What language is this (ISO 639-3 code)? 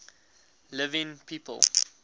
eng